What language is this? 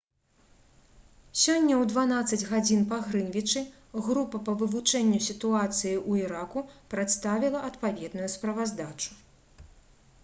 Belarusian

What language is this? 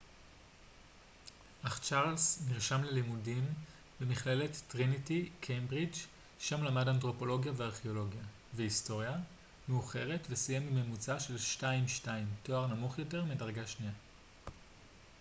Hebrew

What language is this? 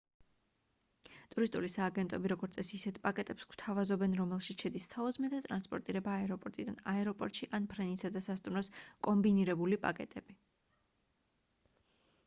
Georgian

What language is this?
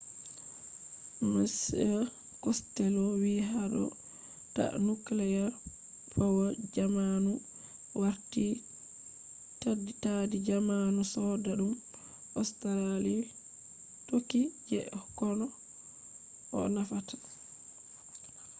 Fula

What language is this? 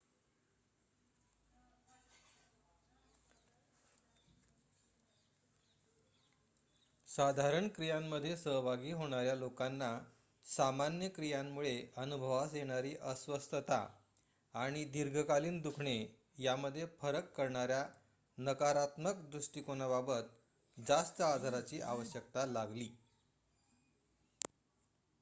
Marathi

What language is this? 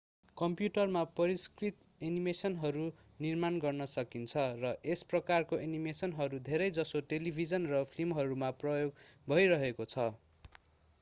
Nepali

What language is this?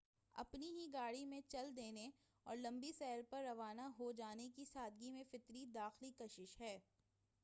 Urdu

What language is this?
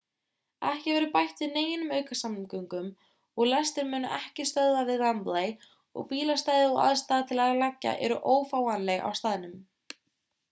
Icelandic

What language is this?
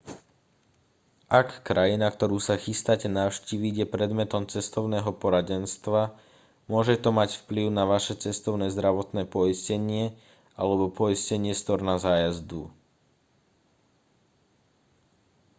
Slovak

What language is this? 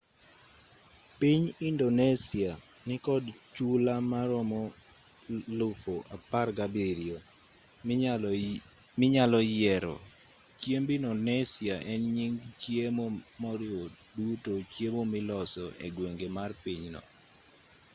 Luo (Kenya and Tanzania)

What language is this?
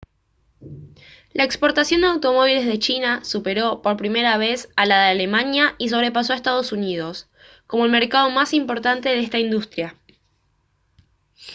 Spanish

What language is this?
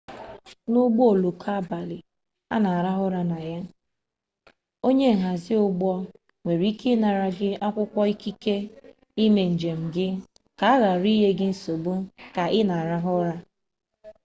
Igbo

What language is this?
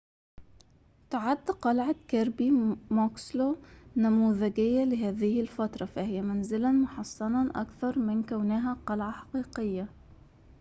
Arabic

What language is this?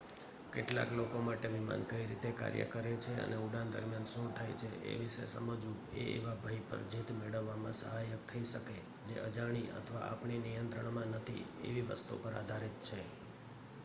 Gujarati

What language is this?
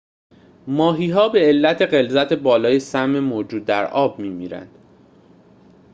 Persian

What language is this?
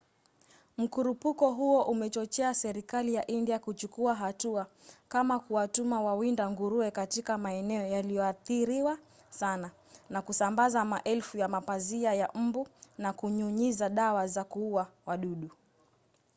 Swahili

